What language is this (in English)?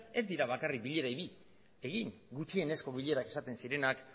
Basque